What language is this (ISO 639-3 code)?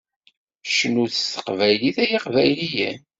kab